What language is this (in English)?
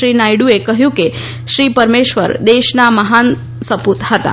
Gujarati